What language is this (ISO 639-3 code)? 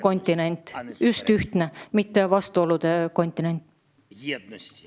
est